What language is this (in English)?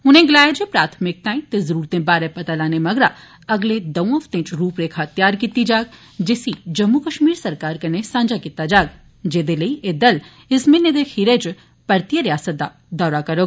Dogri